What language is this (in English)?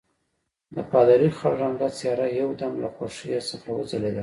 Pashto